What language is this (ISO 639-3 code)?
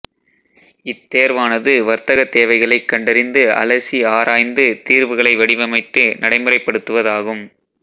tam